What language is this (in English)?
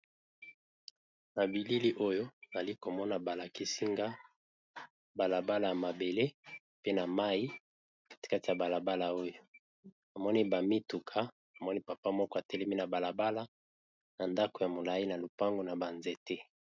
Lingala